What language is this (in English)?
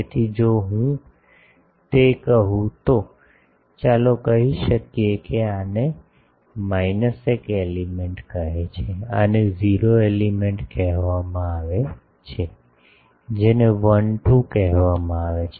Gujarati